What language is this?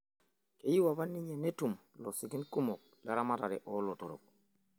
Masai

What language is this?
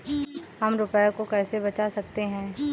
Hindi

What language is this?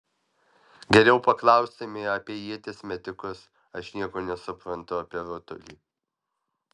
Lithuanian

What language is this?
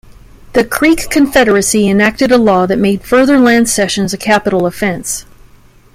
English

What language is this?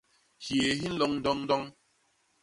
Basaa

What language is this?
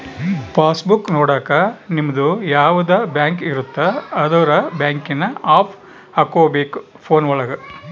Kannada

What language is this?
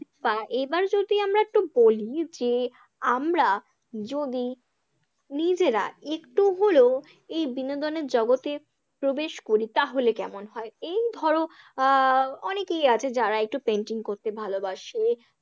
Bangla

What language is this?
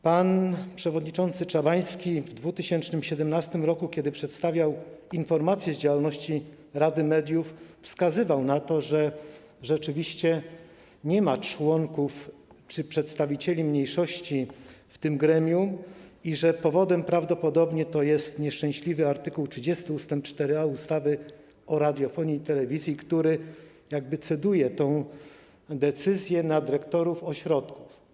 Polish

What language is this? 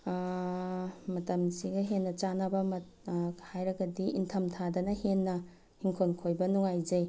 Manipuri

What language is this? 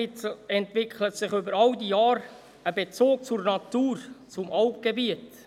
Swiss German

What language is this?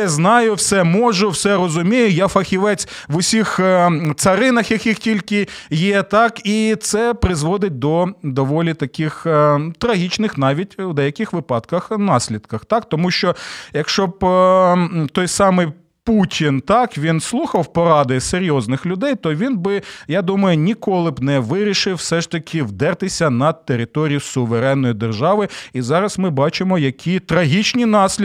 Ukrainian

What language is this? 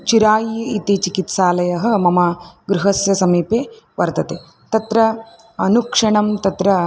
Sanskrit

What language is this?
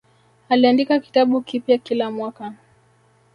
Swahili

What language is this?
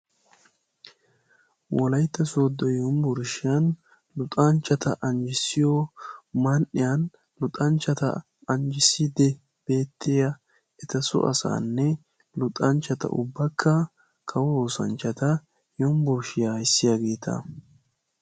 Wolaytta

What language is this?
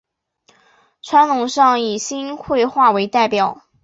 Chinese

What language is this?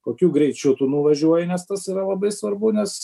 Lithuanian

